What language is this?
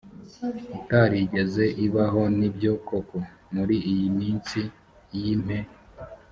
Kinyarwanda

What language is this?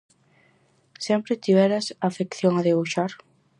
Galician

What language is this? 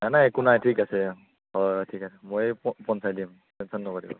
Assamese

